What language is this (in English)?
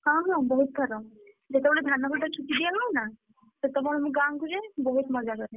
Odia